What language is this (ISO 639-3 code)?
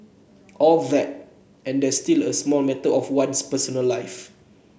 eng